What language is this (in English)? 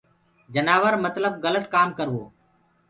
Gurgula